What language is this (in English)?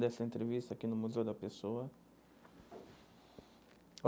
Portuguese